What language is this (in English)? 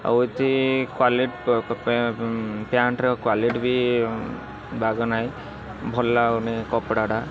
Odia